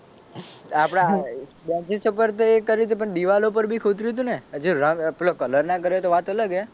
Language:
Gujarati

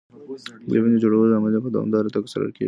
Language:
Pashto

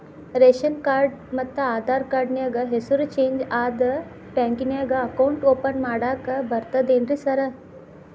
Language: Kannada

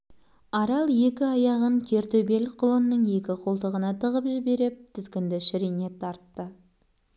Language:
Kazakh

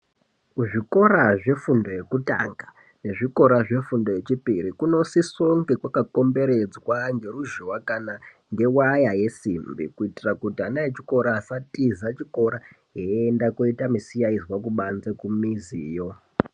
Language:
Ndau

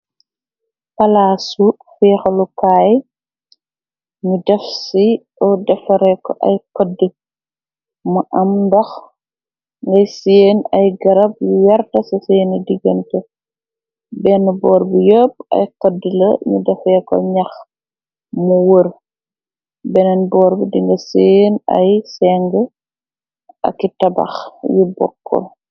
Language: Wolof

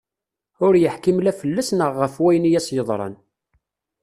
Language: Kabyle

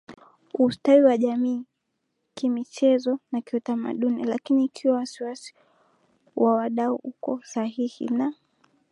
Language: Swahili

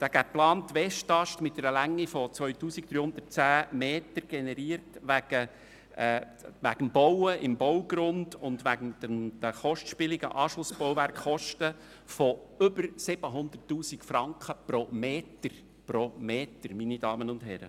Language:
Swiss German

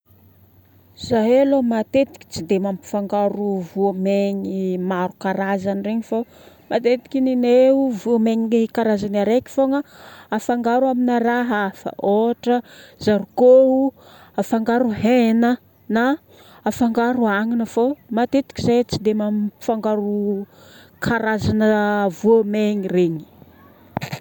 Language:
Northern Betsimisaraka Malagasy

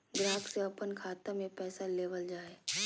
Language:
Magahi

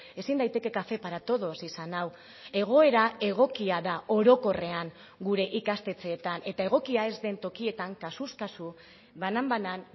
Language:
Basque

